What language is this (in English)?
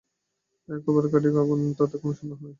Bangla